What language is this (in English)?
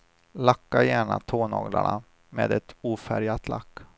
Swedish